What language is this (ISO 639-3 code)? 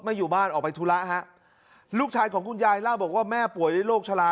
tha